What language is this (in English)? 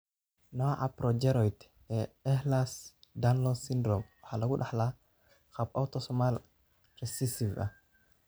Somali